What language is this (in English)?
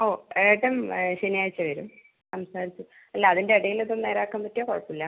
Malayalam